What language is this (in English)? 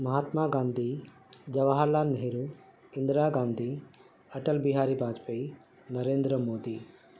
Urdu